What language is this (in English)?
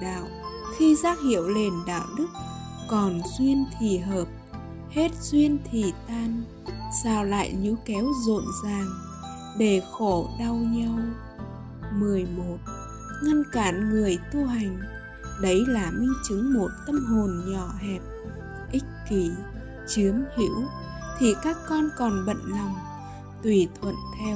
Vietnamese